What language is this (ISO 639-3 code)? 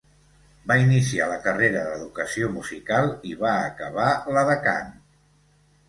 cat